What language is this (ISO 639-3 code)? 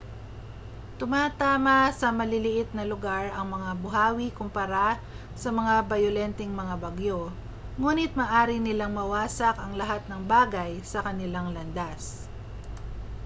fil